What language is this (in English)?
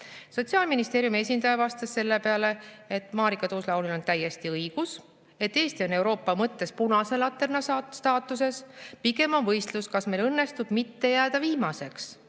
Estonian